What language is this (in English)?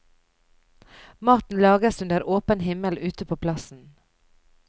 Norwegian